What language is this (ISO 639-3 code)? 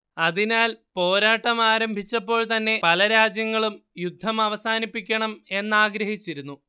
mal